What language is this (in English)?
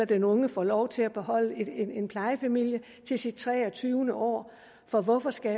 Danish